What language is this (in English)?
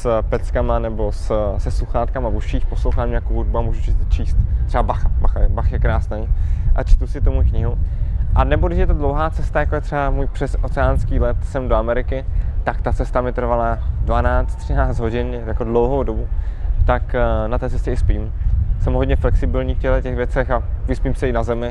Czech